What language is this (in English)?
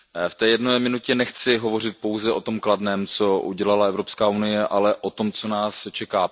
Czech